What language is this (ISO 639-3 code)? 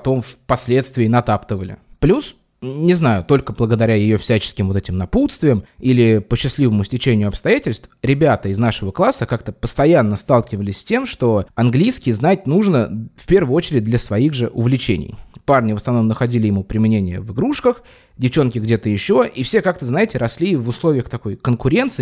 rus